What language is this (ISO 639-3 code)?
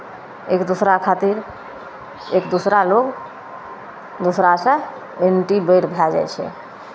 mai